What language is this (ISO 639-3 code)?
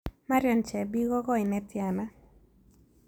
kln